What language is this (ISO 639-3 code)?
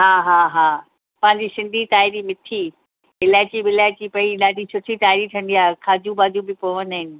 snd